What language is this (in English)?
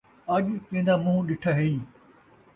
Saraiki